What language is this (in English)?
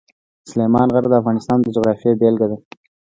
Pashto